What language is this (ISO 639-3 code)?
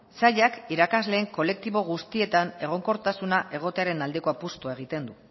eus